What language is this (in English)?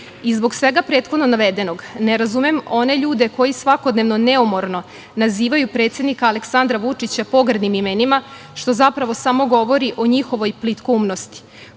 Serbian